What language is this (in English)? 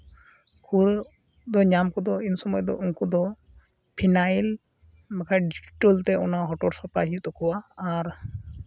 Santali